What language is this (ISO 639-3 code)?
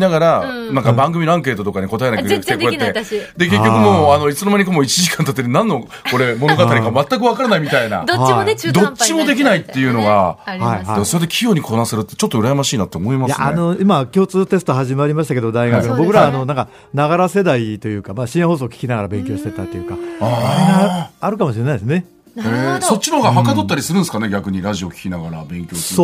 jpn